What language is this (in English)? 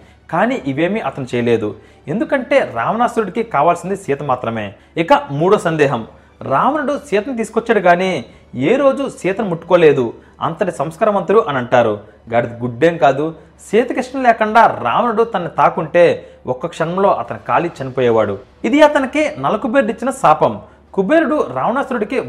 Telugu